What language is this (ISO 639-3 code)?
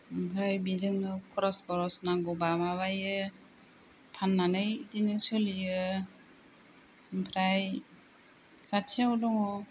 brx